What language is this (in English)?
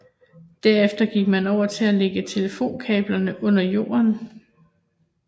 Danish